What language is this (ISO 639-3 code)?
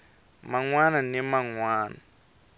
tso